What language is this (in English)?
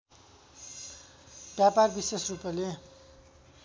Nepali